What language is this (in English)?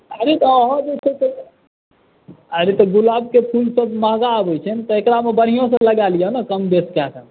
Maithili